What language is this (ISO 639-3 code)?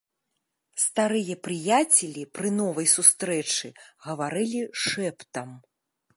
bel